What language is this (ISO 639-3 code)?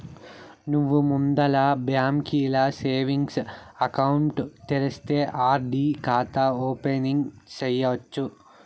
tel